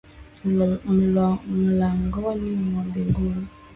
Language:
Swahili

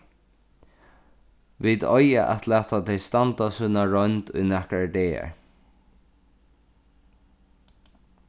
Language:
Faroese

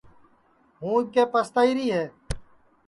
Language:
Sansi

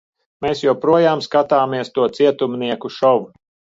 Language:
Latvian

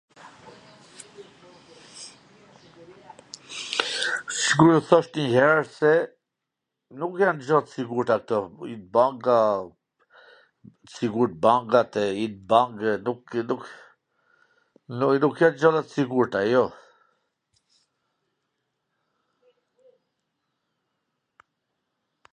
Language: Gheg Albanian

